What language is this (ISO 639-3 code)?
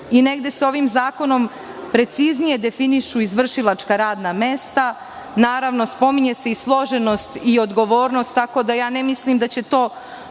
srp